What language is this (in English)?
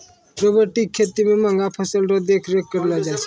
Maithili